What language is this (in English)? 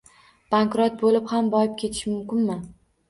Uzbek